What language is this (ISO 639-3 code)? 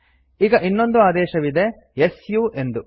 kan